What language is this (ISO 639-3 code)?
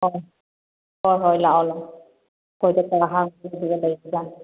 mni